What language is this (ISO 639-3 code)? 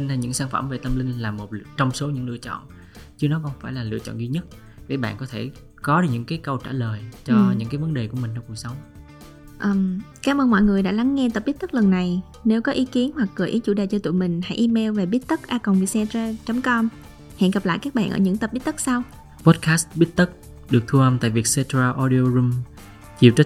vie